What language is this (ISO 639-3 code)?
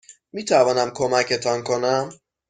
fas